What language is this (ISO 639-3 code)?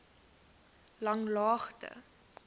afr